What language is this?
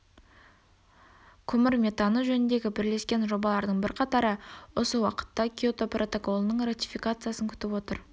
Kazakh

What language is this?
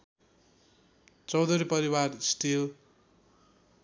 Nepali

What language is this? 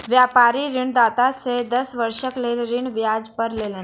Maithili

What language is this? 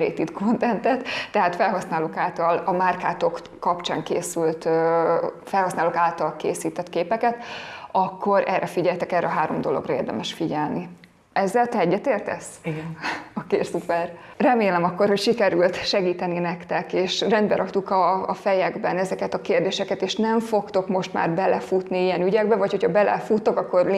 Hungarian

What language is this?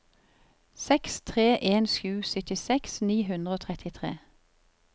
Norwegian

